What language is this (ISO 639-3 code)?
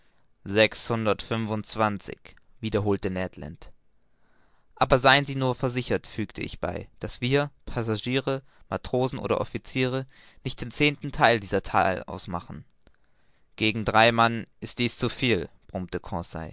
deu